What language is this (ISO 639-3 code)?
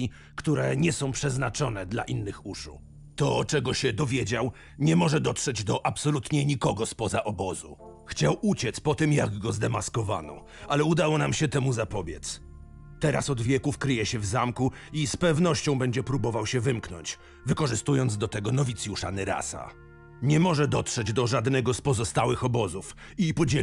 pol